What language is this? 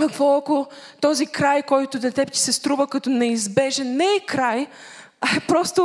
Bulgarian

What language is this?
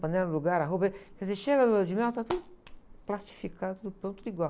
Portuguese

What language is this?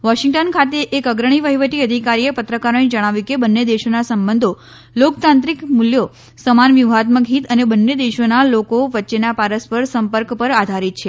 Gujarati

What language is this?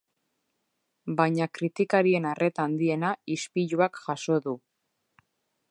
Basque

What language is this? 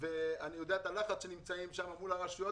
Hebrew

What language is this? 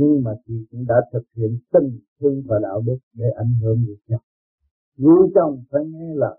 Vietnamese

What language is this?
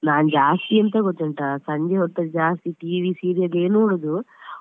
Kannada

